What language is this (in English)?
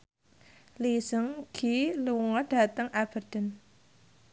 Javanese